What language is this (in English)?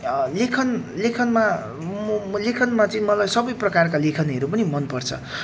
Nepali